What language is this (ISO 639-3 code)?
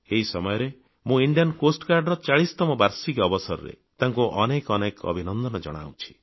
ori